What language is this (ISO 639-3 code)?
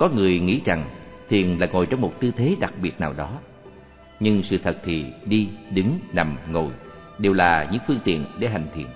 vie